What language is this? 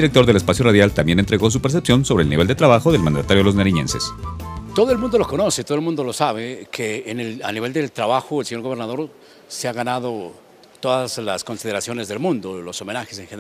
Spanish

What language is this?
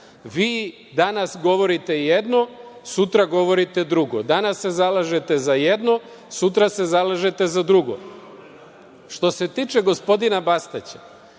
Serbian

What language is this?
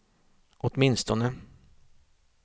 Swedish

